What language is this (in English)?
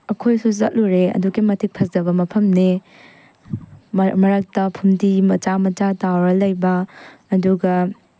Manipuri